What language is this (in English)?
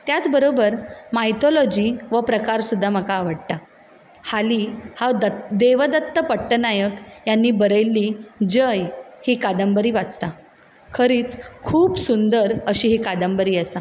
Konkani